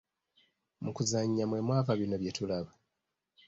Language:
Ganda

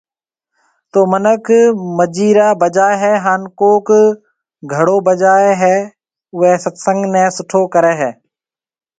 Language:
Marwari (Pakistan)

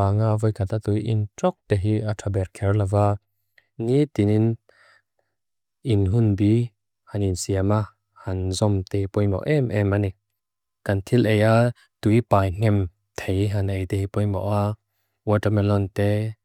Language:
Mizo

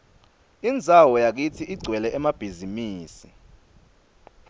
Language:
Swati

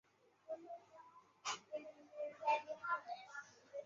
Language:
Chinese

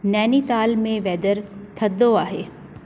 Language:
Sindhi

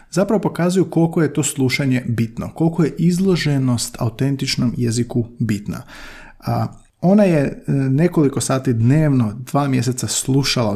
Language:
Croatian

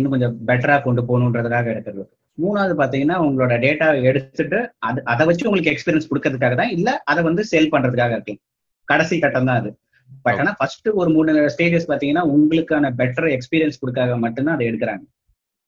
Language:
Tamil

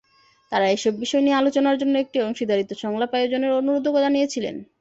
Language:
Bangla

